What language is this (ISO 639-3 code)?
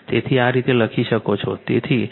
guj